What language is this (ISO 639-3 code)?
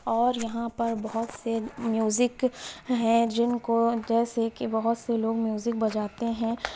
urd